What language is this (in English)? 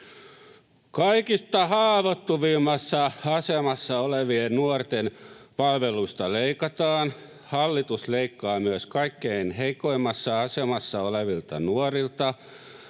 Finnish